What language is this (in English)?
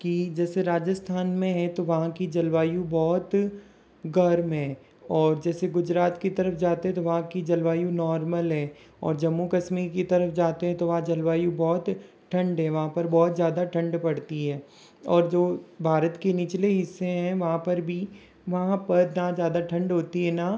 Hindi